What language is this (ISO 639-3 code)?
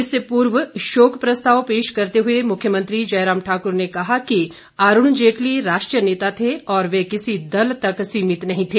hin